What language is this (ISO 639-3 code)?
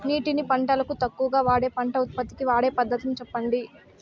tel